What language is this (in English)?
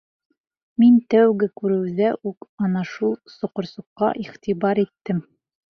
Bashkir